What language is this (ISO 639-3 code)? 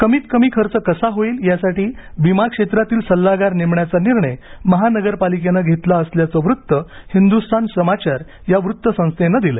mar